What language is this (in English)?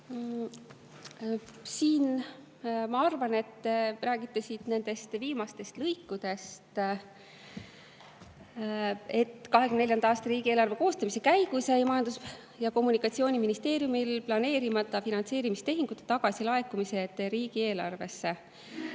Estonian